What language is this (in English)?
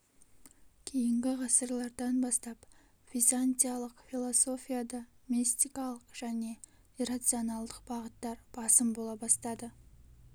Kazakh